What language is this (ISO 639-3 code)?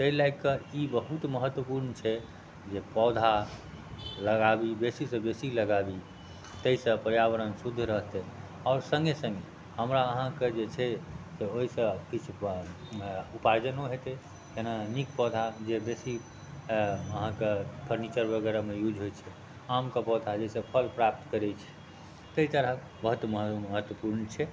mai